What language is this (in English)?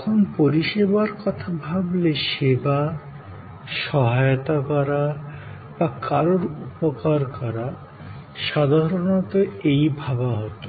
Bangla